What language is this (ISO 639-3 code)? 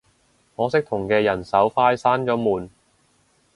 yue